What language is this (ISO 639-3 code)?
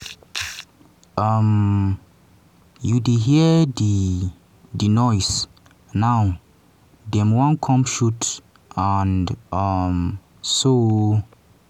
pcm